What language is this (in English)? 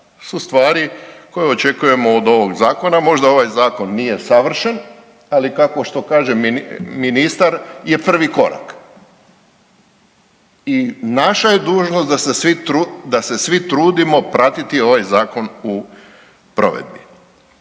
Croatian